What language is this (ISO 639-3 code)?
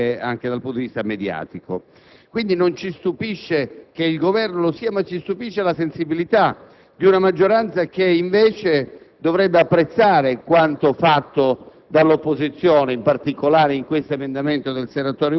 ita